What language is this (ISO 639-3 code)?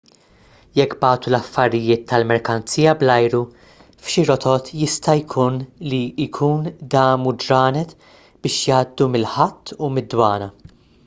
mlt